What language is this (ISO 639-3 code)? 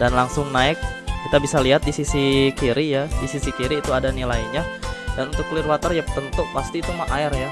ind